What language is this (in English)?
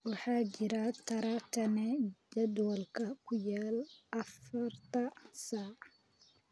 Somali